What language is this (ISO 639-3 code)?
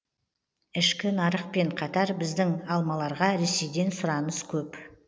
kaz